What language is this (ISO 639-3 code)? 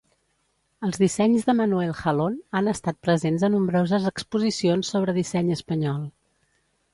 cat